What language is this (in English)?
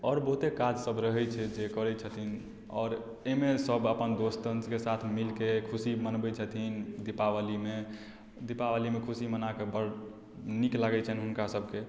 Maithili